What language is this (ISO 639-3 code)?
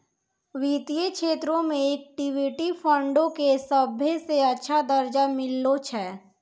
mai